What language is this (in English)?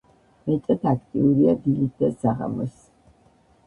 Georgian